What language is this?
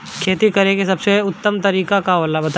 Bhojpuri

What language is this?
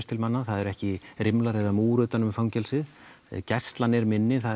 Icelandic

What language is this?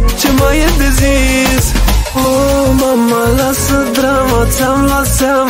Romanian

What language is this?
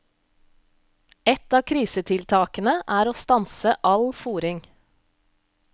Norwegian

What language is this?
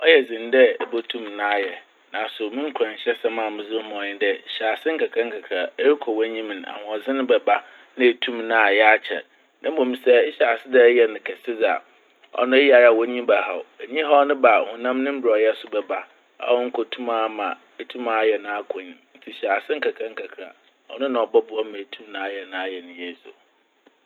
Akan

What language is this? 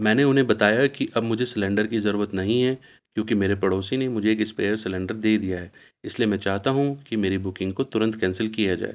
Urdu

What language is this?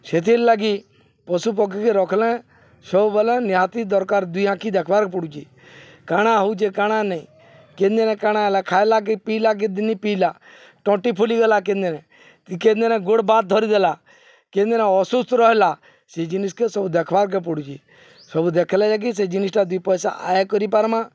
Odia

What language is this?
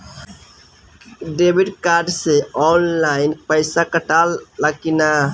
Bhojpuri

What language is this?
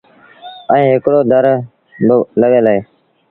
Sindhi Bhil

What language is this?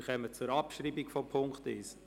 Swiss German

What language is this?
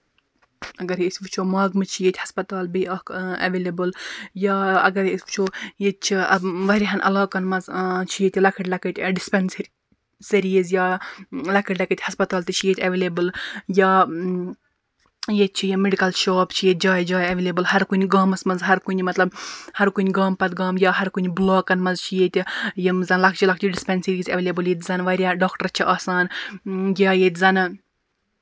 Kashmiri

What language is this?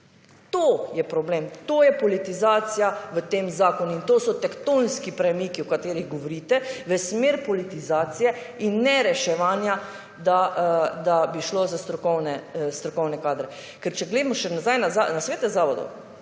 Slovenian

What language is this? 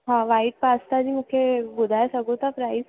Sindhi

